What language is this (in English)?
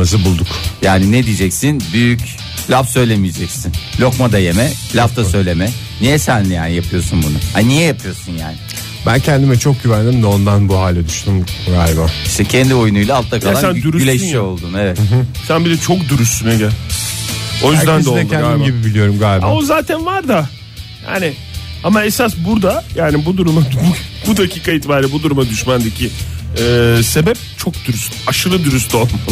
Turkish